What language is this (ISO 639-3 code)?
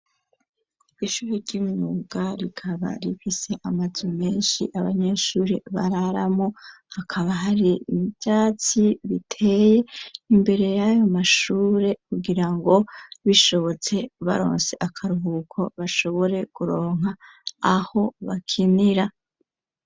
run